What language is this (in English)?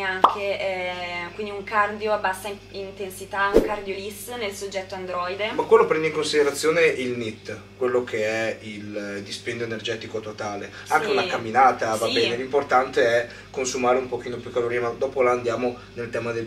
Italian